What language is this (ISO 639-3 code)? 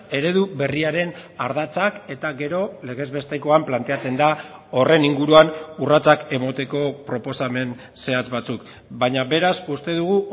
eus